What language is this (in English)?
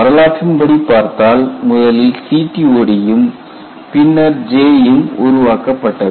Tamil